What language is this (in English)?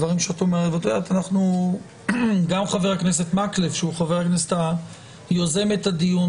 Hebrew